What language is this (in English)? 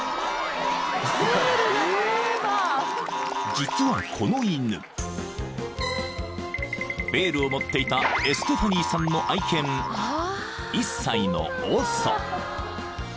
Japanese